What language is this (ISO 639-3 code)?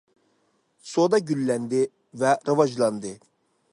uig